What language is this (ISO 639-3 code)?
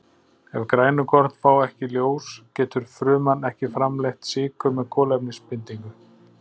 isl